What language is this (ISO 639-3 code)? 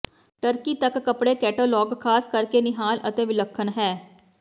pan